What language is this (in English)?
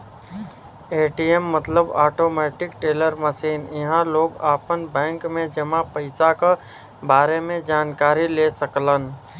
Bhojpuri